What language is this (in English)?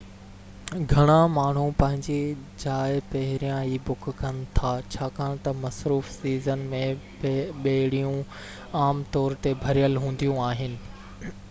Sindhi